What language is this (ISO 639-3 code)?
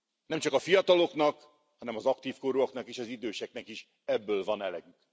hun